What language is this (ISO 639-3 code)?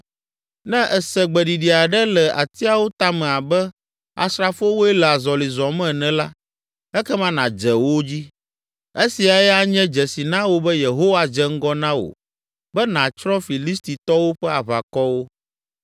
ewe